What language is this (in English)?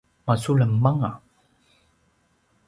Paiwan